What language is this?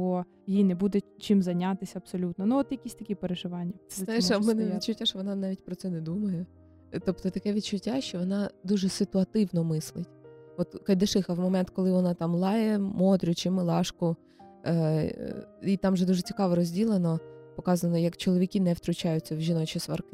Ukrainian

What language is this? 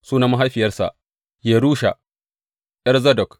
Hausa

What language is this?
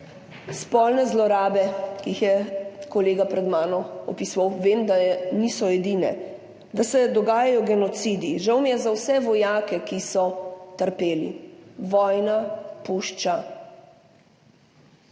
Slovenian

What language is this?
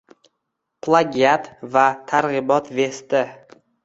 Uzbek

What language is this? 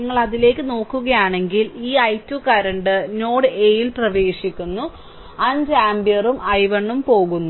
Malayalam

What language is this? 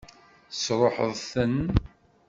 Kabyle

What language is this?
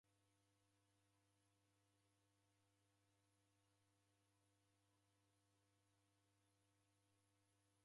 Taita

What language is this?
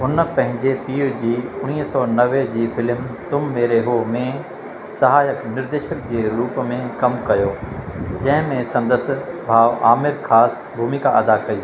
Sindhi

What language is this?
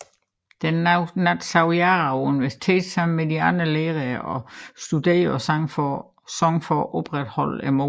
Danish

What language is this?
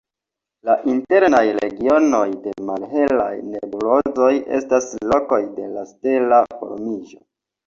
Esperanto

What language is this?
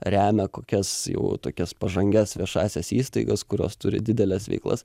Lithuanian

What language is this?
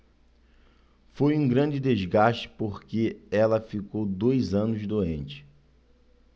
Portuguese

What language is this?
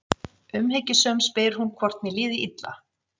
Icelandic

